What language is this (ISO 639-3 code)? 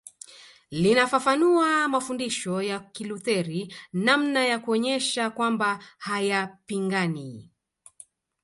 swa